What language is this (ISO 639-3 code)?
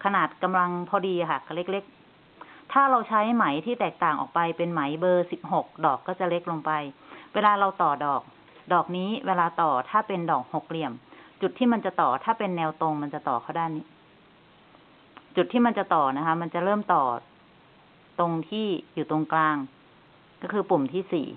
tha